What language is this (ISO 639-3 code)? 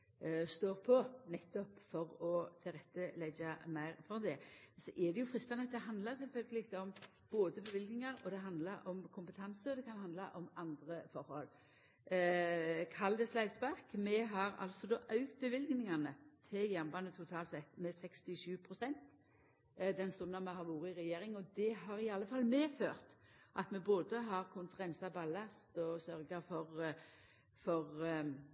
nno